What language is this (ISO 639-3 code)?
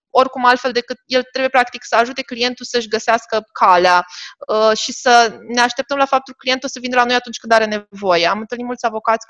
ron